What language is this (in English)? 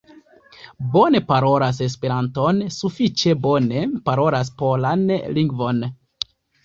Esperanto